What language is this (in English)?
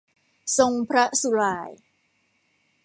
Thai